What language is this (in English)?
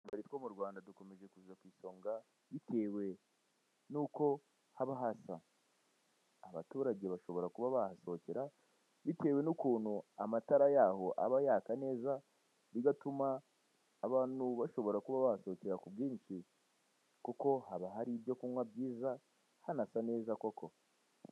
Kinyarwanda